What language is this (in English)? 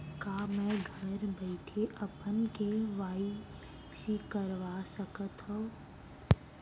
Chhattisgarhi